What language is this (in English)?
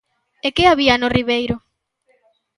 Galician